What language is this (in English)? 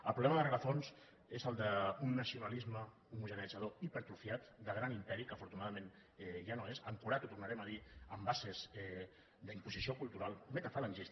Catalan